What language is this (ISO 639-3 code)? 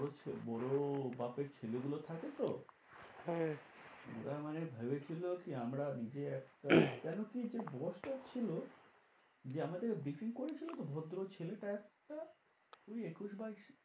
ben